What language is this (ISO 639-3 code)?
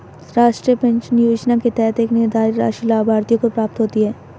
hin